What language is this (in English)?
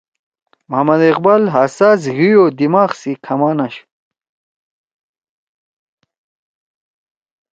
Torwali